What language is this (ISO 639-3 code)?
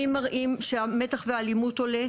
heb